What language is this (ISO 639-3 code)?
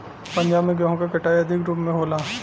bho